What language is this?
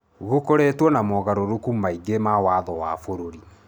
Kikuyu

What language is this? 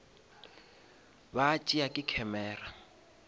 Northern Sotho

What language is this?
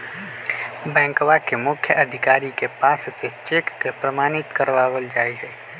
Magahi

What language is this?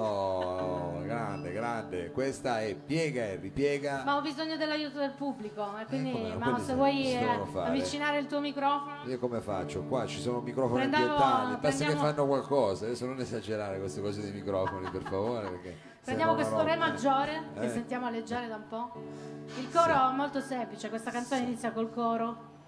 Italian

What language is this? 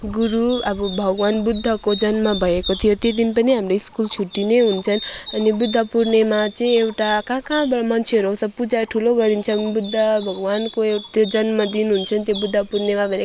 Nepali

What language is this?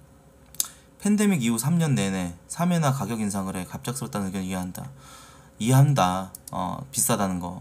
Korean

